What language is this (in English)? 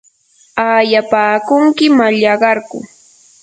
Yanahuanca Pasco Quechua